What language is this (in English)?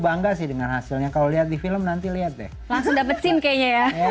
Indonesian